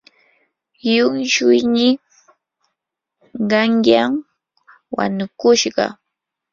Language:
Yanahuanca Pasco Quechua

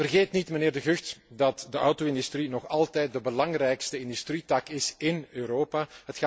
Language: Dutch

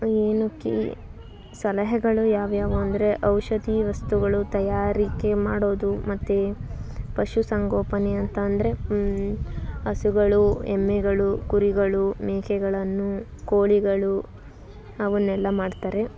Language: Kannada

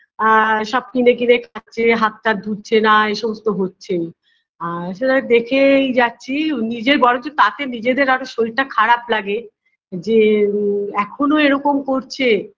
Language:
Bangla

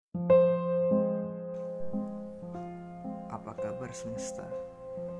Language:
Indonesian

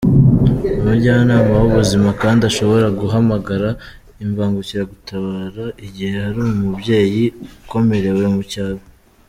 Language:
Kinyarwanda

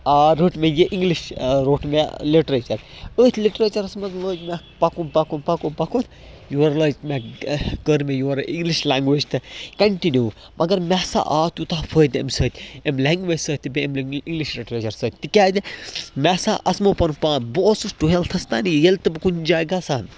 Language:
Kashmiri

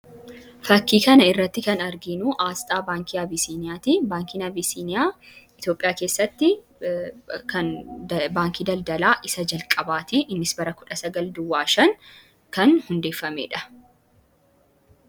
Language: Oromo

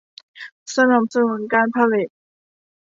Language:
Thai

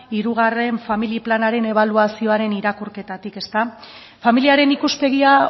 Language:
Basque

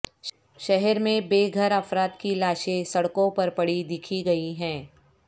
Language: Urdu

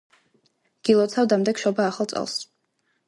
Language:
Georgian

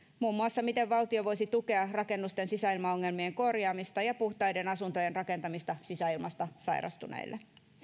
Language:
Finnish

